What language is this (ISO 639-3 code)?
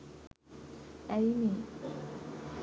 sin